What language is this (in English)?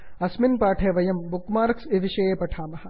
Sanskrit